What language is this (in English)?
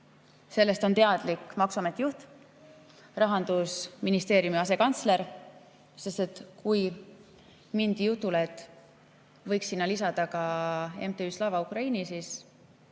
Estonian